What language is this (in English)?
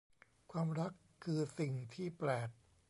Thai